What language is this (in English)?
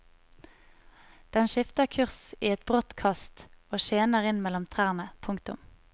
Norwegian